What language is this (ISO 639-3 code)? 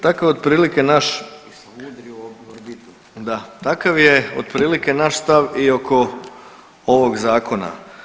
hrv